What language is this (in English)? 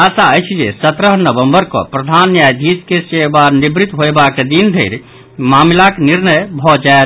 Maithili